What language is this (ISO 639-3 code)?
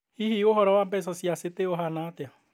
kik